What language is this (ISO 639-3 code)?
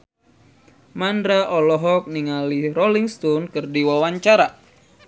sun